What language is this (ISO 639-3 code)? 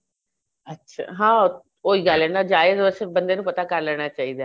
pan